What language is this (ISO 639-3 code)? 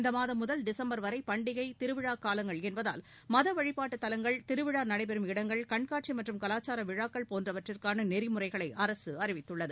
tam